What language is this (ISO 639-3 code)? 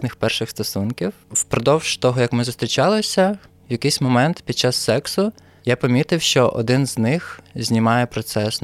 ukr